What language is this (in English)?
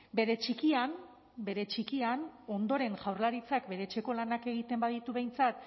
Basque